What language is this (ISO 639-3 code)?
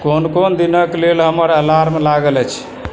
mai